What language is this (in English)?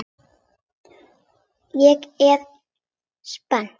Icelandic